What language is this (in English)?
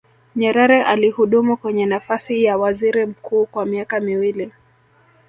Swahili